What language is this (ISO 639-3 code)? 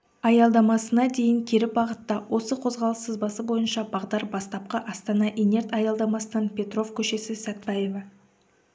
kaz